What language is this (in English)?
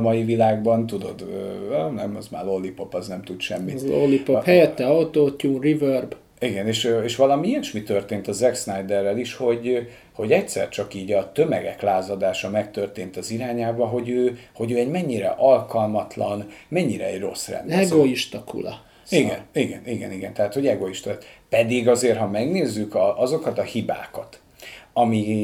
Hungarian